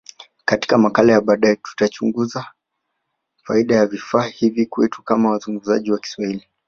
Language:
Swahili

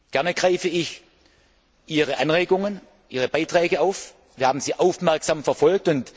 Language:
German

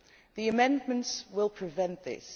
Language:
English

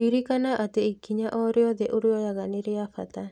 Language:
Kikuyu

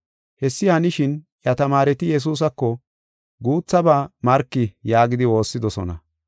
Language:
Gofa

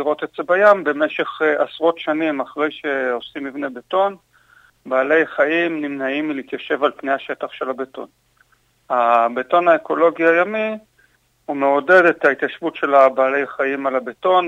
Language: Hebrew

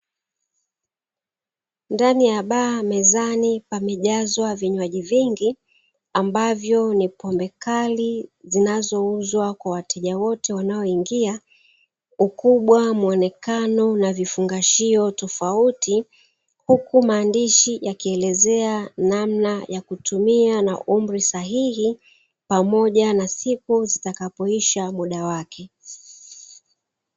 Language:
Swahili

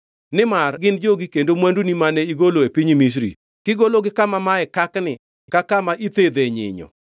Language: Luo (Kenya and Tanzania)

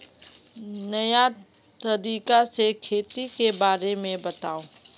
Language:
Magahi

